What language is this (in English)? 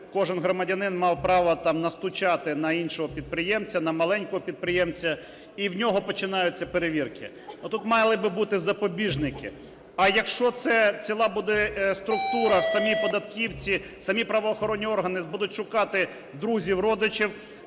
Ukrainian